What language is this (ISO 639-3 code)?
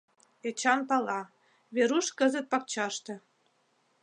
chm